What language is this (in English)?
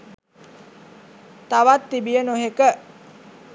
Sinhala